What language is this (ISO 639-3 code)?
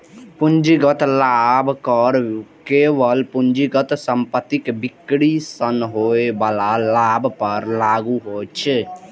mai